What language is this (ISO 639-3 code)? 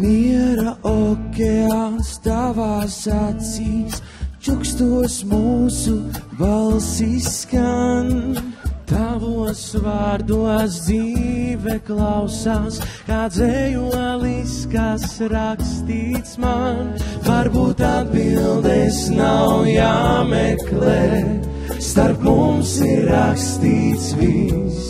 lav